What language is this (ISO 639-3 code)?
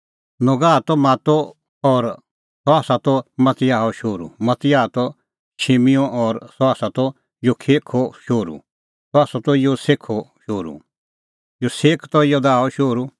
kfx